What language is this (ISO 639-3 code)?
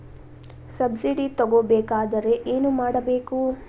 kan